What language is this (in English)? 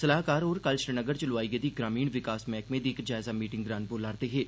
Dogri